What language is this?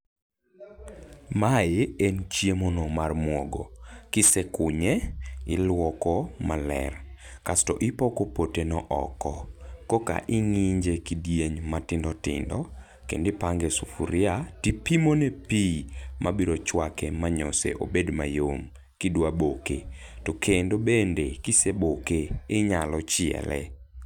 Luo (Kenya and Tanzania)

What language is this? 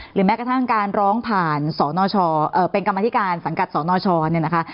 Thai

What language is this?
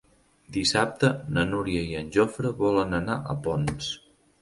Catalan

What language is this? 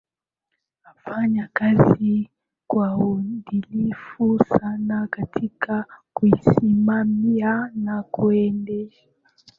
Swahili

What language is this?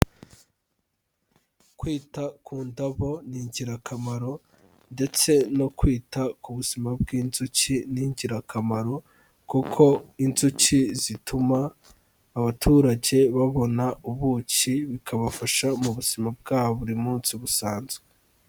Kinyarwanda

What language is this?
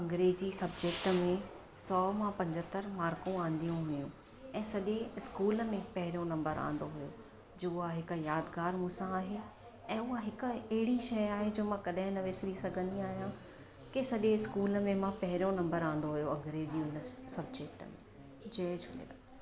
Sindhi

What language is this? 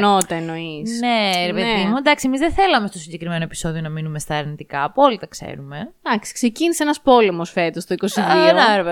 Greek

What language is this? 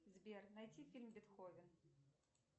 Russian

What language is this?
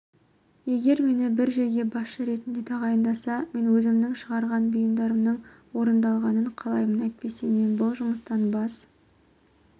Kazakh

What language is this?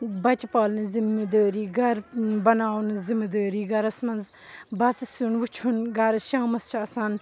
Kashmiri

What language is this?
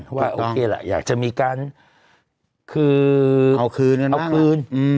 Thai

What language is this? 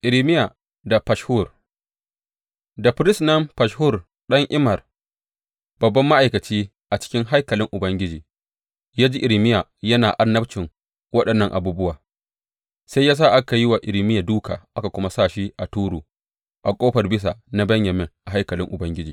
Hausa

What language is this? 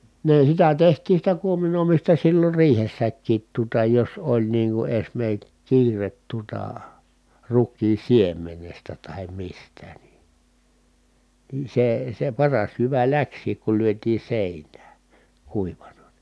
Finnish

